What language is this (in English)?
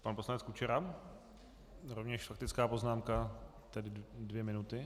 Czech